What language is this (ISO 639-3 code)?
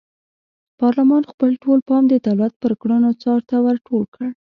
pus